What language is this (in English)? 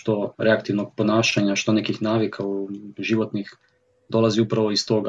Croatian